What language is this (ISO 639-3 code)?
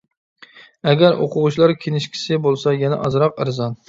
uig